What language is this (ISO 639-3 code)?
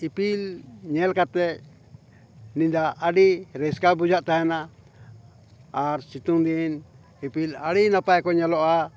sat